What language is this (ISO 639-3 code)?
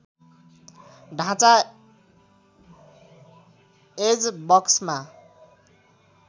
nep